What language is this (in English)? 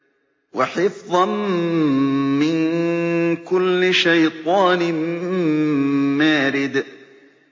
Arabic